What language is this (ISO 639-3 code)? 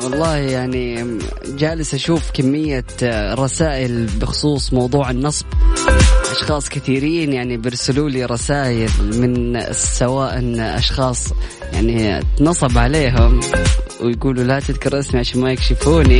ara